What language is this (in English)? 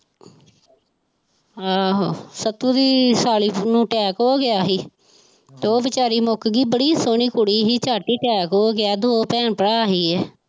Punjabi